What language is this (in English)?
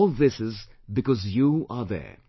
English